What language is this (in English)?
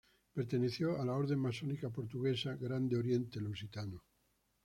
Spanish